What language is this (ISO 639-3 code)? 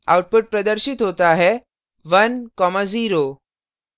hin